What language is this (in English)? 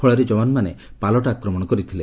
Odia